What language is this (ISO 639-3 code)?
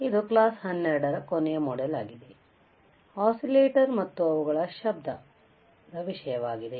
kan